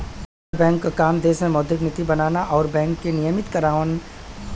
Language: Bhojpuri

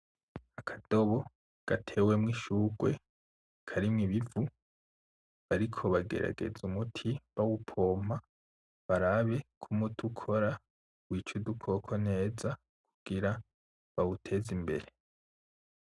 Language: Rundi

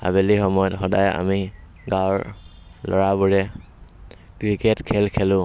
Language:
Assamese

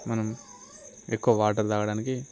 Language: Telugu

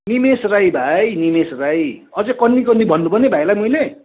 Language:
Nepali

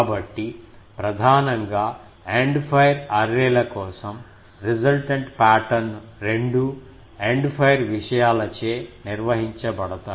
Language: Telugu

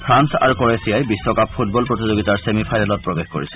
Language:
Assamese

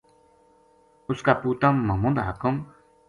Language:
Gujari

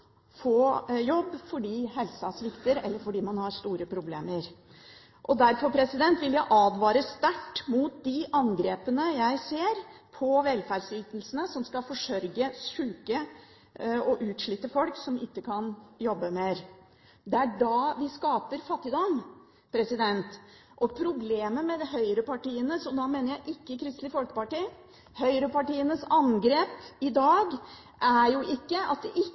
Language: Norwegian Bokmål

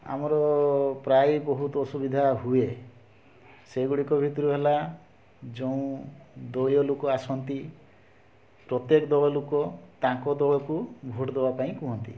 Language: Odia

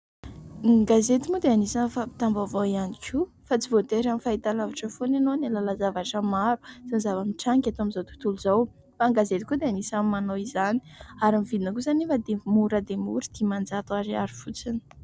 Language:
Malagasy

